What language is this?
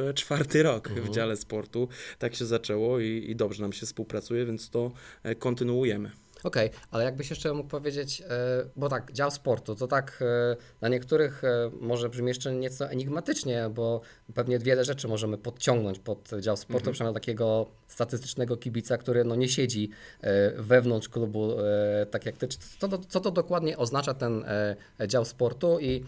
Polish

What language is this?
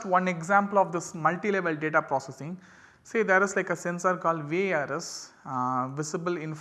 English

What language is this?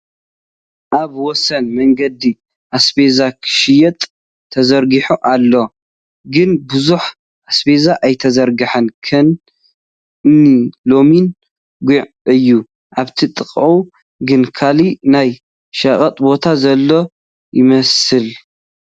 Tigrinya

